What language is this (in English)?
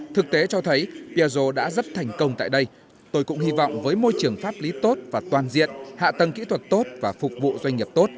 Vietnamese